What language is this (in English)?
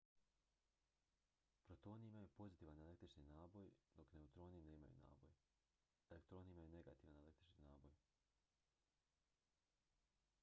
Croatian